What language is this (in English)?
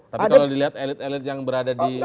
Indonesian